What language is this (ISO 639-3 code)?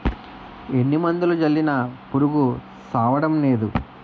tel